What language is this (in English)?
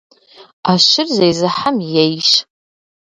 Kabardian